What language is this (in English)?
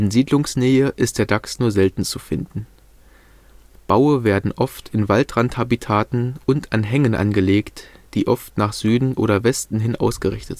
German